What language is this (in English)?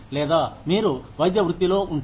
Telugu